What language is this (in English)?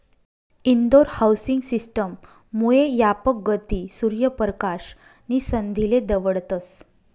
Marathi